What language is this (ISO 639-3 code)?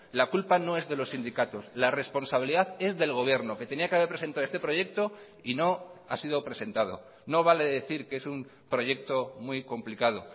spa